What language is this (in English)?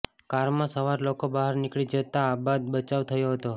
Gujarati